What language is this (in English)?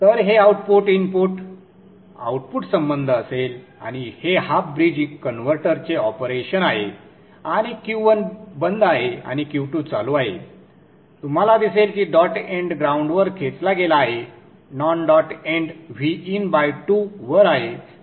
Marathi